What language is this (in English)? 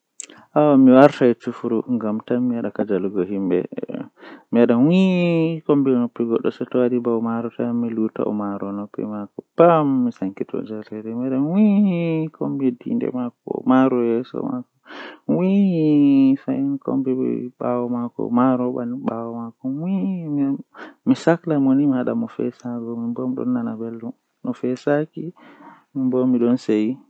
Western Niger Fulfulde